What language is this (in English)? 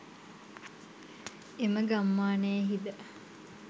Sinhala